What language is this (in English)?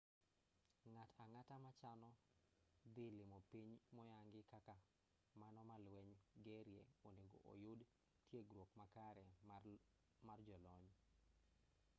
Luo (Kenya and Tanzania)